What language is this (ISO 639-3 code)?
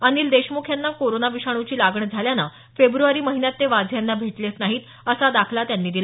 mar